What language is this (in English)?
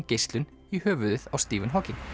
Icelandic